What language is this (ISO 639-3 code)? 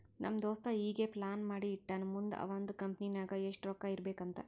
kan